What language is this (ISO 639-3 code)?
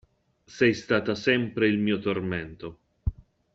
ita